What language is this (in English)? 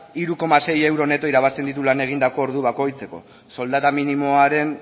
Basque